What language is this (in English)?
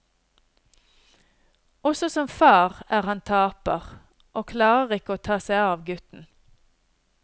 Norwegian